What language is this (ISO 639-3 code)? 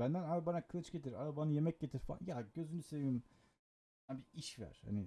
tur